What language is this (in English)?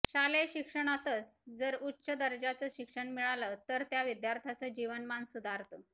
Marathi